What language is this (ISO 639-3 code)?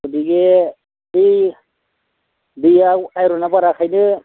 brx